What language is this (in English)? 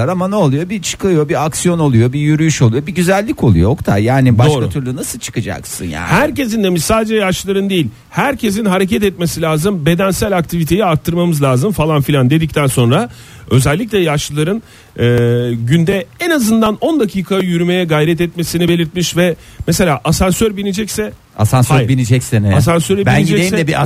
Turkish